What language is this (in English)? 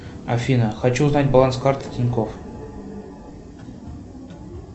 Russian